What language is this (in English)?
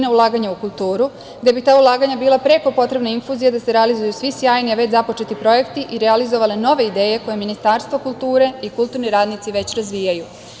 Serbian